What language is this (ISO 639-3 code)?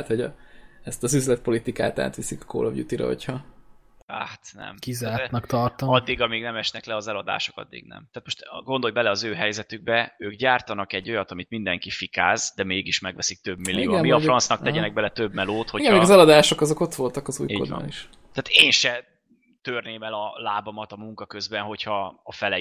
hun